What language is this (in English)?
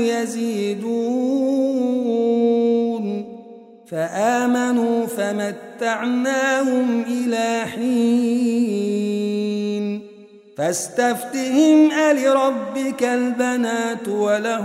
Arabic